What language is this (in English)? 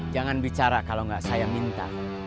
Indonesian